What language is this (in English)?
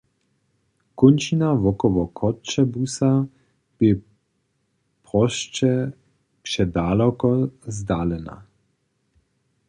Upper Sorbian